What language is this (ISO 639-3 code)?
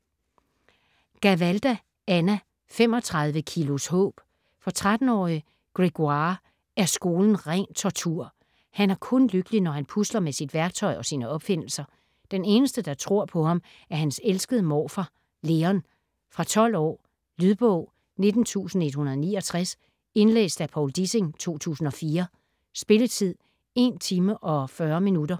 dan